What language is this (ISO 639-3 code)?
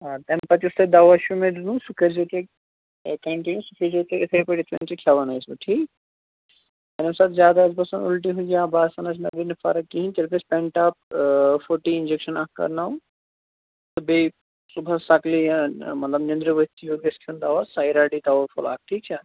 kas